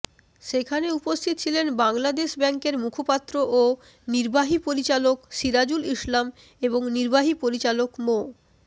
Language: Bangla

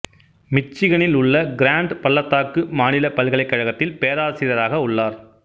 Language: Tamil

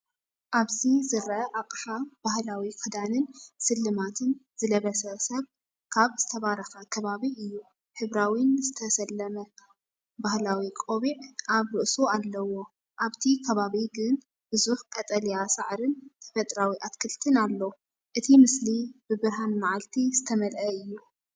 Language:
Tigrinya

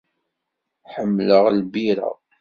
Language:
Kabyle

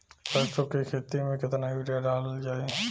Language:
Bhojpuri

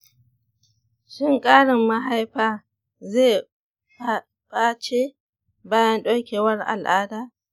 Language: Hausa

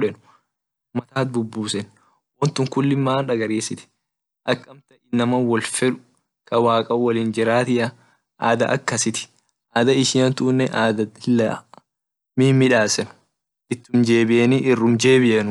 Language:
Orma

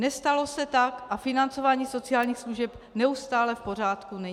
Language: Czech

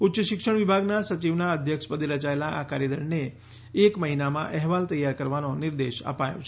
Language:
Gujarati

